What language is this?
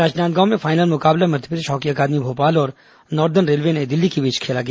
Hindi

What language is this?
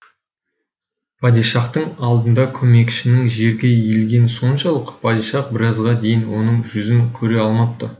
Kazakh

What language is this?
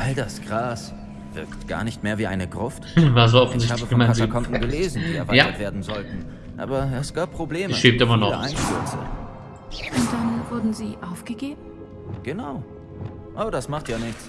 German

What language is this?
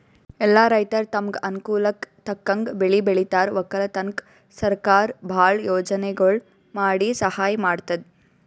Kannada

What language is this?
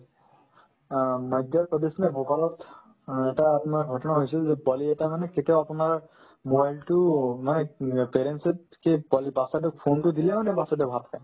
Assamese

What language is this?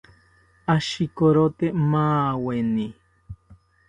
South Ucayali Ashéninka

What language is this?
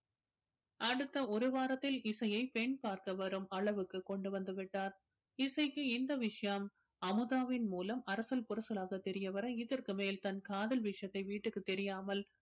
Tamil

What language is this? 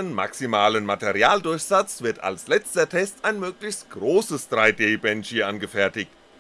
German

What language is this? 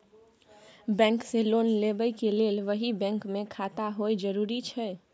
Maithili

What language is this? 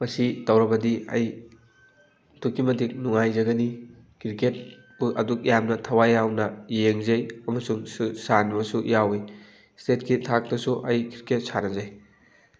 Manipuri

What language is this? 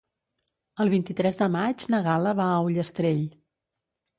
Catalan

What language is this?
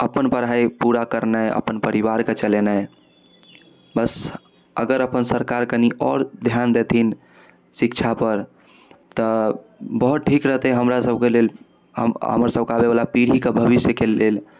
Maithili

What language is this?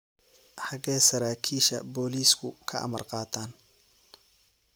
Somali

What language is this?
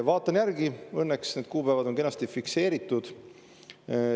Estonian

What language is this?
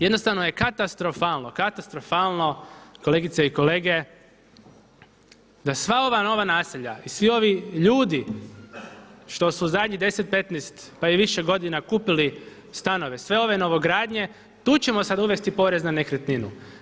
Croatian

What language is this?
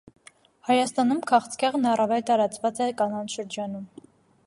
Armenian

